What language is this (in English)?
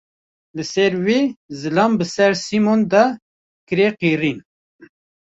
Kurdish